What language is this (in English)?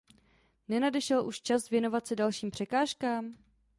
Czech